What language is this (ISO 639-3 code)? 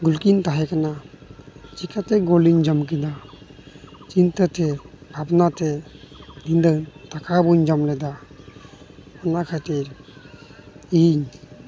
sat